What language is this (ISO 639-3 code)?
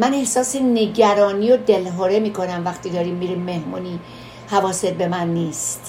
fas